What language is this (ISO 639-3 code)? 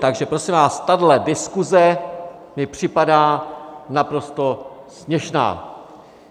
ces